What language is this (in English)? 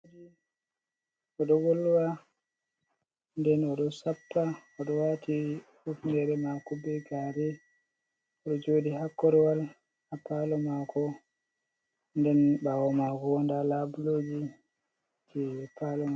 Fula